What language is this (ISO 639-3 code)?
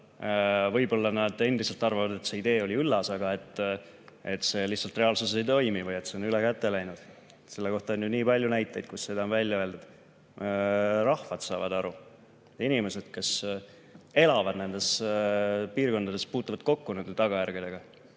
est